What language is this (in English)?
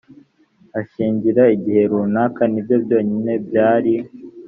Kinyarwanda